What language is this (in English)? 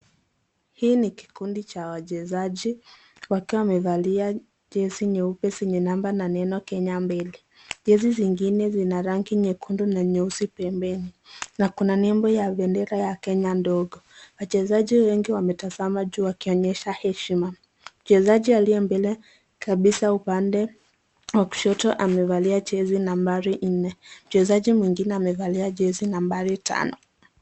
Swahili